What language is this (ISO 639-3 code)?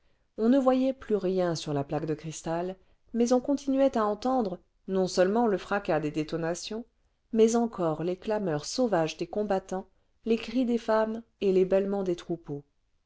fra